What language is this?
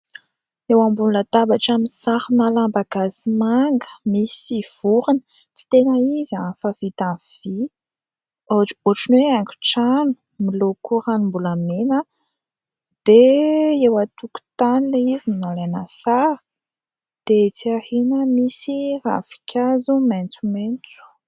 Malagasy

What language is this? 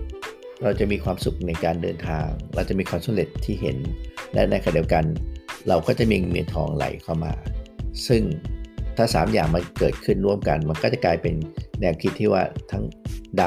Thai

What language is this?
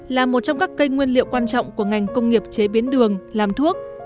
Vietnamese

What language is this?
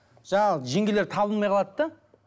Kazakh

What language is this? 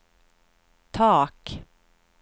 Swedish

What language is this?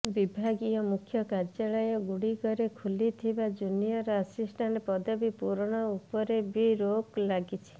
Odia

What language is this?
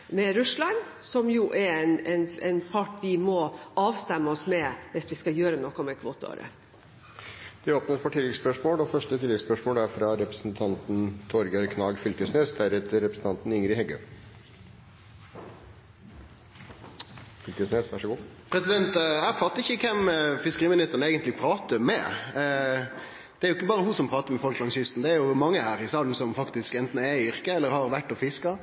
Norwegian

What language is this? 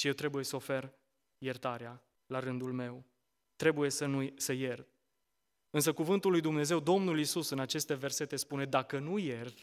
Romanian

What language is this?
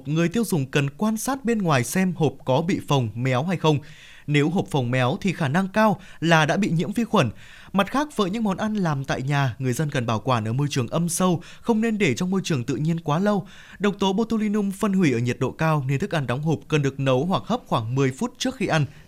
Vietnamese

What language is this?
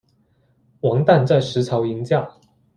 Chinese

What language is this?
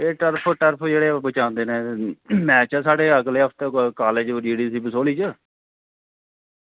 Dogri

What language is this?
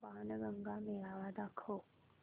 Marathi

